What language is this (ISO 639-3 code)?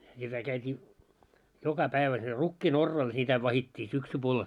fin